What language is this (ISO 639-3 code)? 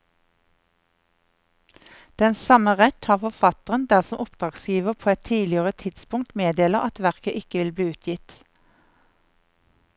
nor